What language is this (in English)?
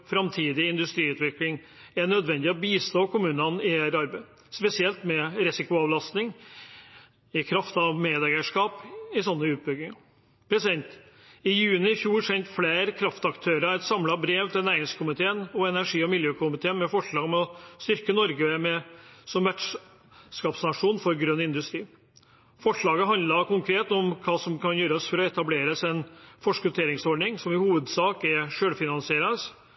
Norwegian Bokmål